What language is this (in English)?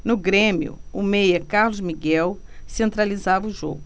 Portuguese